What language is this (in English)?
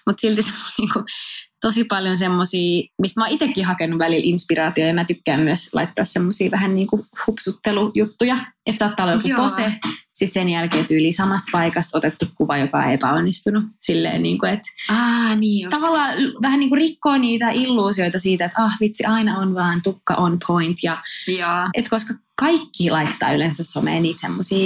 Finnish